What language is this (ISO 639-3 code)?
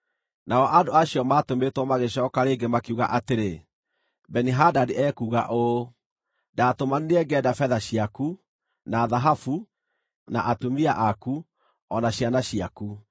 kik